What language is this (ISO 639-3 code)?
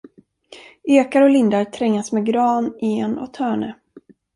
swe